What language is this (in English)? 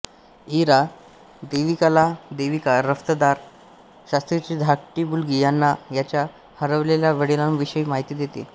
Marathi